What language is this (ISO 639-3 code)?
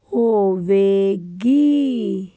pan